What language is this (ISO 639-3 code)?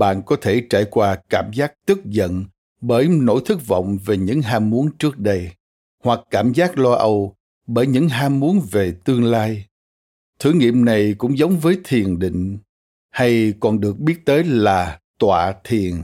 vie